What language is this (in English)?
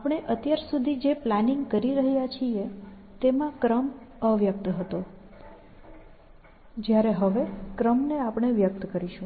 Gujarati